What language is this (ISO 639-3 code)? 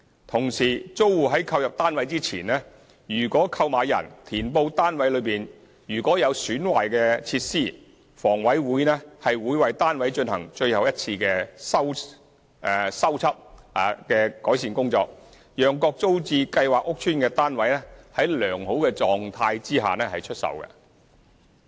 yue